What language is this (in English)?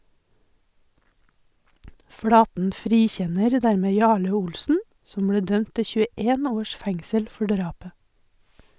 Norwegian